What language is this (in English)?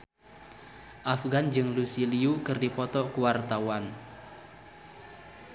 Sundanese